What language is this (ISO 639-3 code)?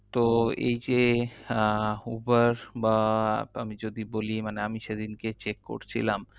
ben